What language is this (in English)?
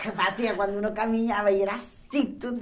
Portuguese